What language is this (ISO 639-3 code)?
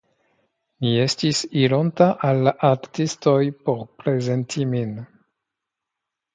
epo